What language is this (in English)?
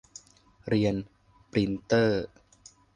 Thai